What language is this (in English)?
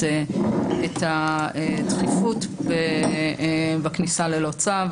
Hebrew